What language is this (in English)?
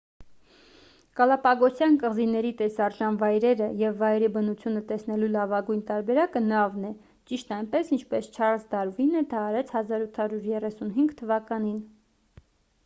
Armenian